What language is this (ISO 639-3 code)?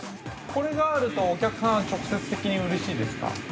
jpn